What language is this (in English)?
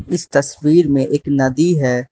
Hindi